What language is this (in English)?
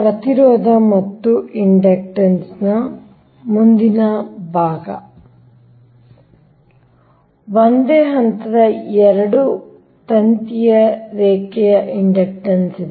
Kannada